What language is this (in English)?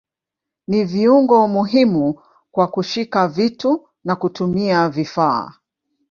Swahili